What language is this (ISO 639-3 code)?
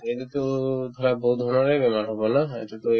asm